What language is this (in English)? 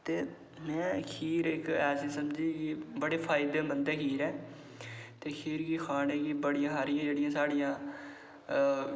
Dogri